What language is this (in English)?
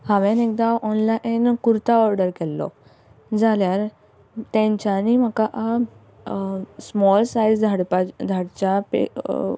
Konkani